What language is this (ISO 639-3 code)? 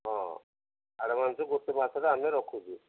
ori